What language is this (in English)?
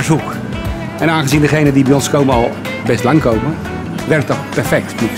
Dutch